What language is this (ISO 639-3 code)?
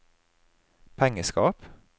nor